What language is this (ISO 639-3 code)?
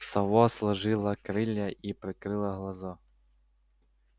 rus